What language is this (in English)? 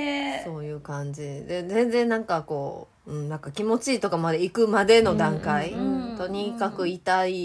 Japanese